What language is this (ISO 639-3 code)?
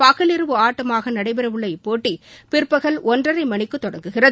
tam